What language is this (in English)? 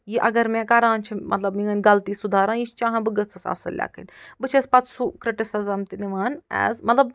Kashmiri